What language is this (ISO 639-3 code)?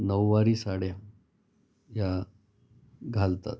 mar